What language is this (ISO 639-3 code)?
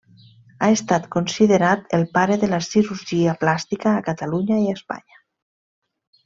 cat